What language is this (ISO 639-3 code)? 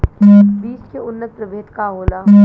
bho